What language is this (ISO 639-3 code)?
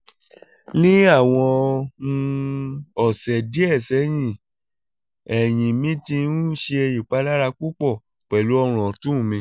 yor